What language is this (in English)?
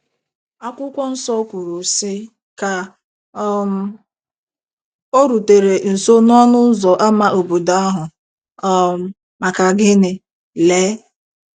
Igbo